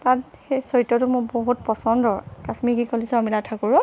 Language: Assamese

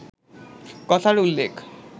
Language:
Bangla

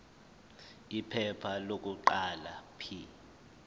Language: Zulu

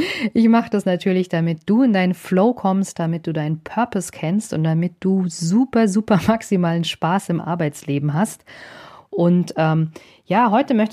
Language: German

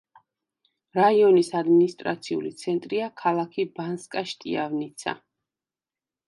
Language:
Georgian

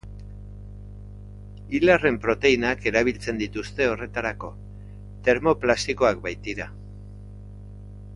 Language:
Basque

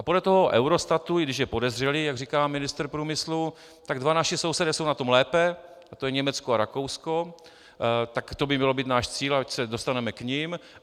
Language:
Czech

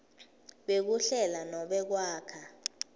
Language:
Swati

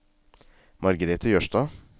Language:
Norwegian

